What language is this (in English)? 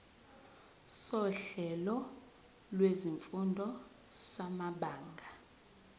Zulu